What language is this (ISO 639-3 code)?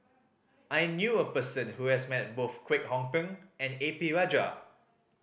eng